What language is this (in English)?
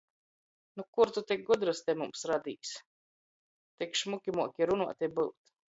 Latgalian